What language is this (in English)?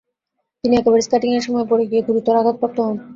Bangla